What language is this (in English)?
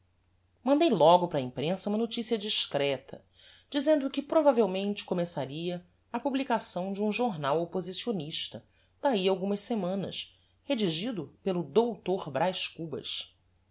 Portuguese